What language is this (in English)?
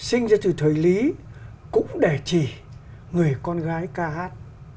Vietnamese